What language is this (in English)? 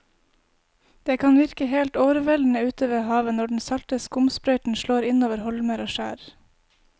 Norwegian